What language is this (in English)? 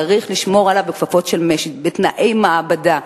Hebrew